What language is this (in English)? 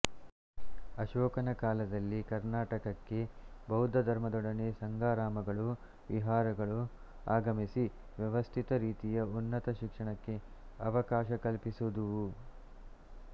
Kannada